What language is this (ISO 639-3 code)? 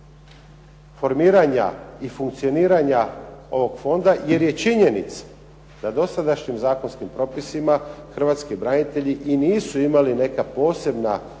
hrv